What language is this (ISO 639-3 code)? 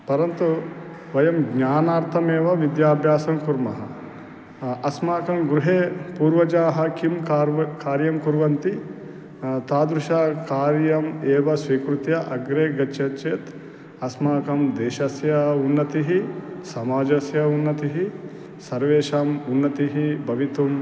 san